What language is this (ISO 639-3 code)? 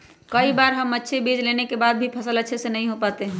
mag